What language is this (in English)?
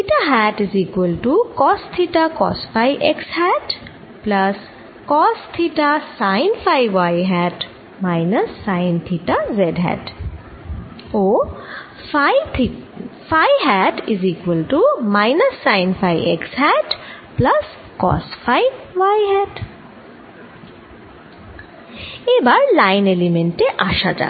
Bangla